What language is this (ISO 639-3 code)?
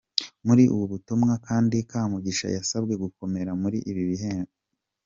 kin